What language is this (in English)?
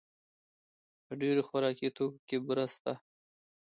Pashto